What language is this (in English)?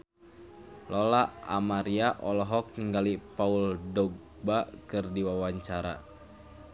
Sundanese